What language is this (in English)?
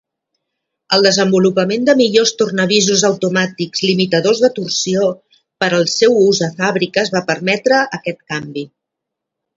Catalan